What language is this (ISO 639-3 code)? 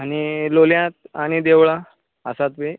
kok